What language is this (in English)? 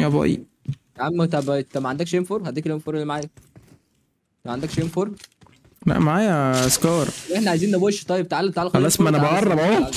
Arabic